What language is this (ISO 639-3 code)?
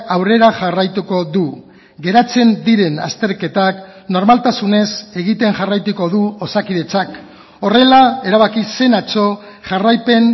eus